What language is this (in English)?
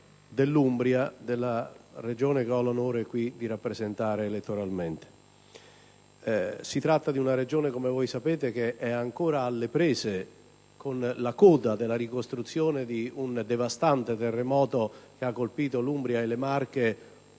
Italian